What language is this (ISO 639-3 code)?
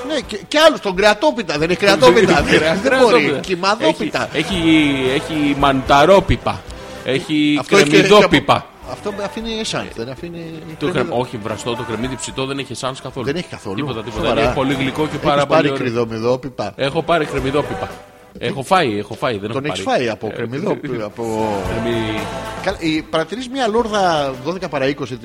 ell